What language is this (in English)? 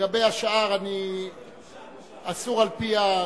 Hebrew